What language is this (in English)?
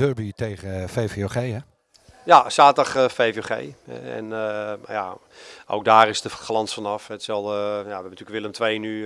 Dutch